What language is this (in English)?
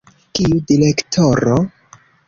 Esperanto